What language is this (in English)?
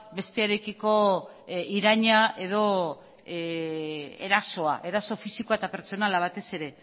Basque